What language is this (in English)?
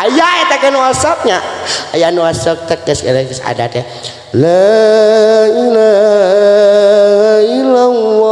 Indonesian